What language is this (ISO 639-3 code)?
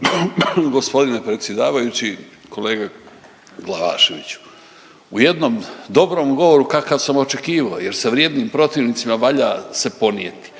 hrv